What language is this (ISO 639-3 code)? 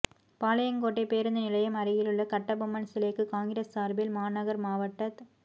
tam